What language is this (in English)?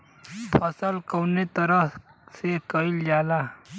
Bhojpuri